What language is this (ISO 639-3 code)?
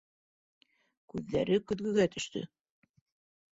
bak